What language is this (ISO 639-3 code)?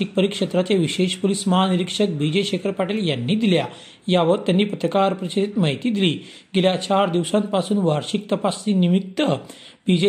mar